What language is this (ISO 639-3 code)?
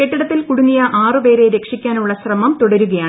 mal